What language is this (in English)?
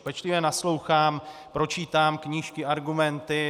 Czech